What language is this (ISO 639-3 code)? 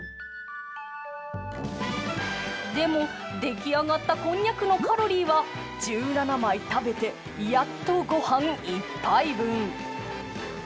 jpn